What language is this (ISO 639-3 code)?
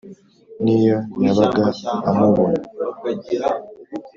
kin